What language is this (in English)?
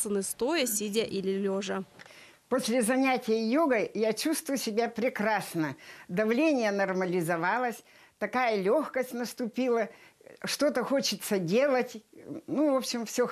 Russian